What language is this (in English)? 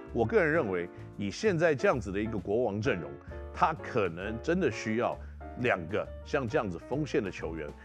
Chinese